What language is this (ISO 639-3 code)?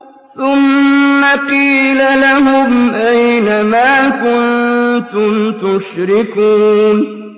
ara